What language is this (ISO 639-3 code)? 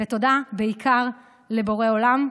heb